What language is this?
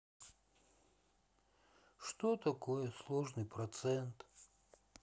Russian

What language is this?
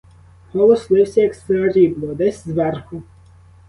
Ukrainian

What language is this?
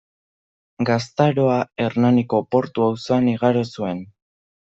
Basque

